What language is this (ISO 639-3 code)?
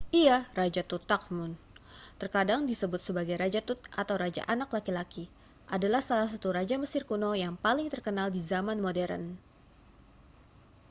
ind